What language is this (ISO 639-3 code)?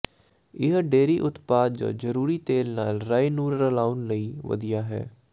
pan